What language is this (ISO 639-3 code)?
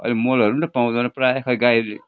nep